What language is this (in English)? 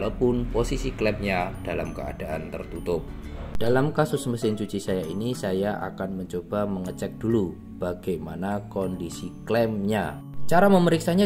Indonesian